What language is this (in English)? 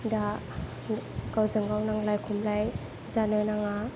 Bodo